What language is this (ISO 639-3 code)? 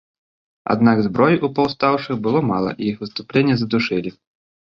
bel